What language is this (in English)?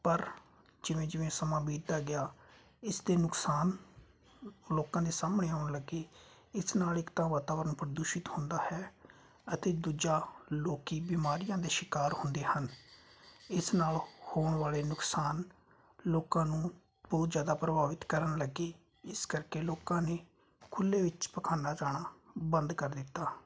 Punjabi